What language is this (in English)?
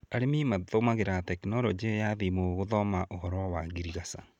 Kikuyu